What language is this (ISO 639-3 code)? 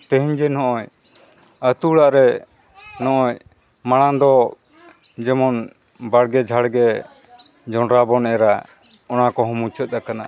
sat